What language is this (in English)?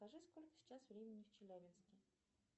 Russian